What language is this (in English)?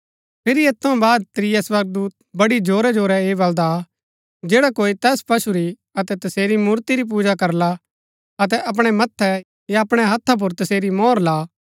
Gaddi